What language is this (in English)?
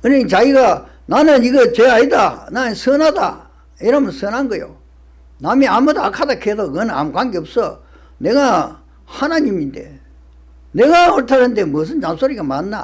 Korean